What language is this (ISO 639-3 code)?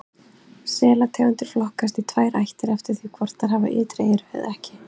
isl